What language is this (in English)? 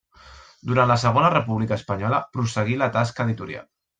Catalan